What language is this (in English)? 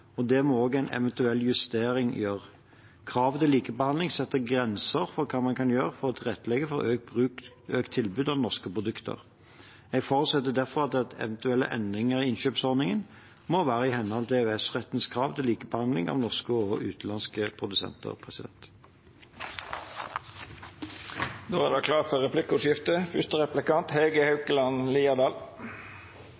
Norwegian